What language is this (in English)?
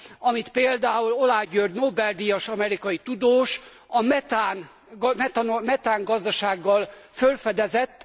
Hungarian